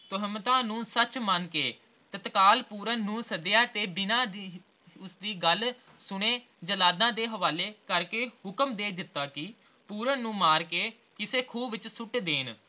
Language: Punjabi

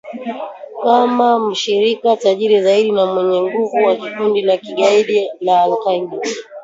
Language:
Swahili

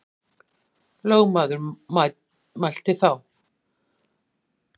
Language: Icelandic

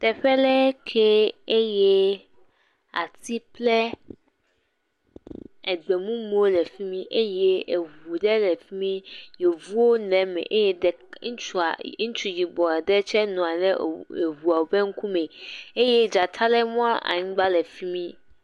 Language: Ewe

